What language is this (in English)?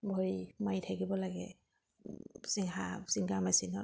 Assamese